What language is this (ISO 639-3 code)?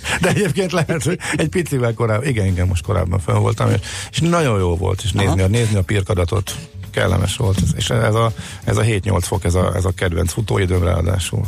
hun